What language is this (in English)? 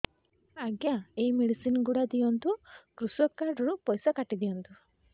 Odia